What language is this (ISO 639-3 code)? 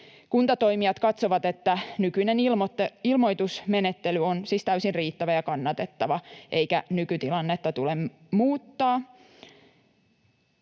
fin